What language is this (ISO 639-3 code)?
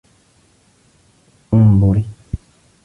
ara